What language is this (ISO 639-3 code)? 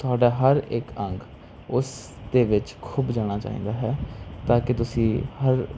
pan